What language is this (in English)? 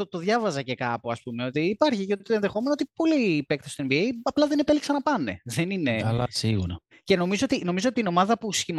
Greek